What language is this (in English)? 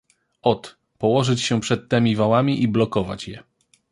Polish